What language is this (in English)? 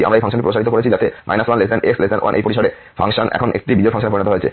Bangla